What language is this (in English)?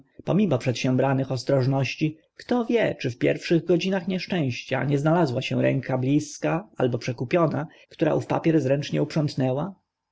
Polish